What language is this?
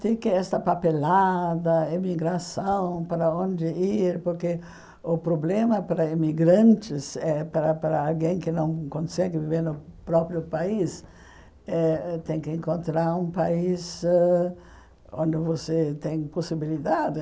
Portuguese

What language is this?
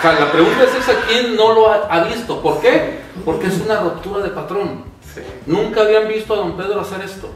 Spanish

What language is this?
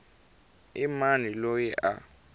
Tsonga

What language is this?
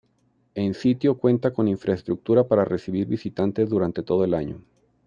Spanish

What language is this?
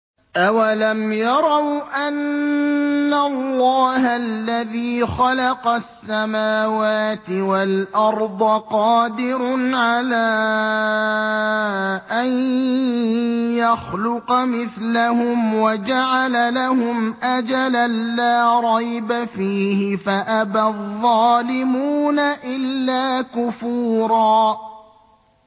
Arabic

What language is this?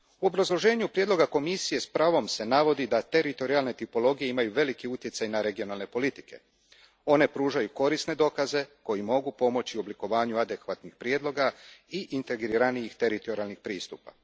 Croatian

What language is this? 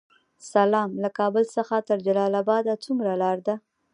Pashto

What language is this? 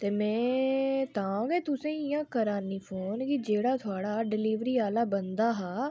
Dogri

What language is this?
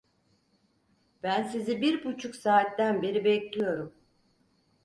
Turkish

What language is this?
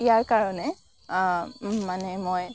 Assamese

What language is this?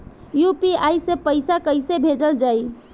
Bhojpuri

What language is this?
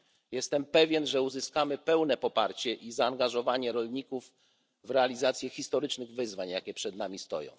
Polish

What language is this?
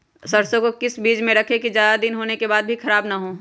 Magahi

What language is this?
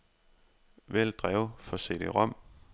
Danish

